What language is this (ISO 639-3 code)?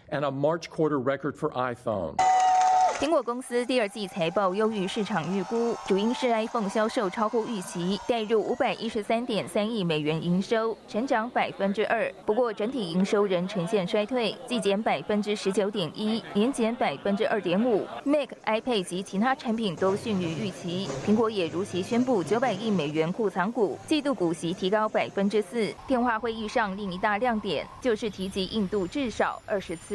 zho